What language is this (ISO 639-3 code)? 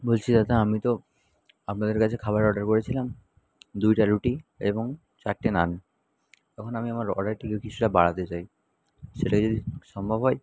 ben